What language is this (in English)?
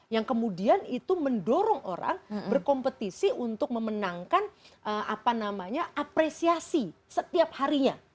Indonesian